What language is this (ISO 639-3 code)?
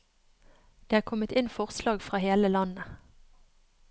nor